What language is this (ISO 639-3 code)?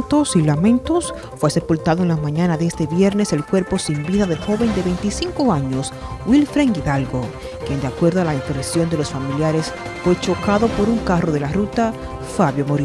spa